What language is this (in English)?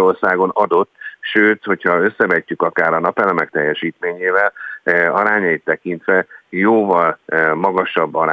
Hungarian